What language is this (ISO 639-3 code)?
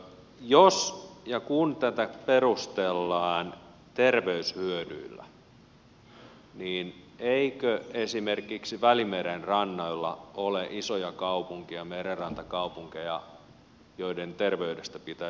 fin